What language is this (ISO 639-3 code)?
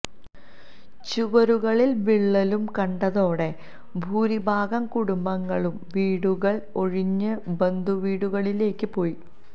mal